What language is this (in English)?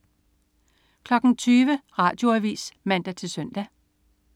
Danish